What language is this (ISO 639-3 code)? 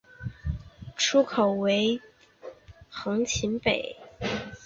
zho